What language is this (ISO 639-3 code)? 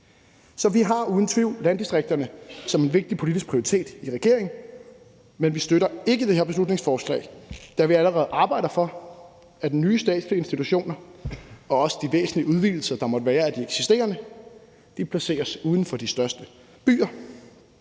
dan